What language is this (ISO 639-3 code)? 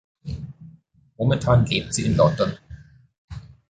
deu